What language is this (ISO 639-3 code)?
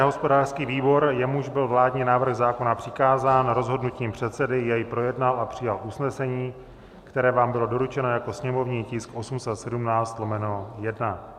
ces